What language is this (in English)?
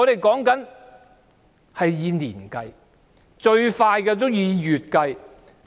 Cantonese